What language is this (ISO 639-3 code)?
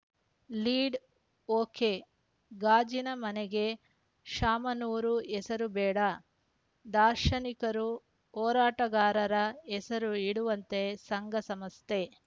kan